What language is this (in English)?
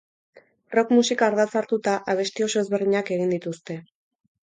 Basque